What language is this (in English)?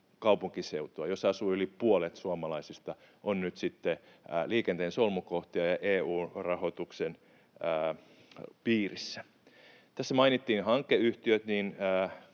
Finnish